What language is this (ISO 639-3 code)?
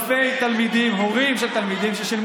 heb